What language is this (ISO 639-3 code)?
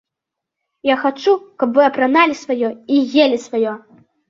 bel